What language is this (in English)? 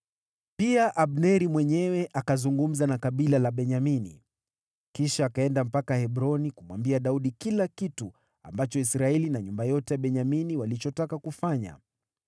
Swahili